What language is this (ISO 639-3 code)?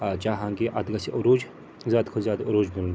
kas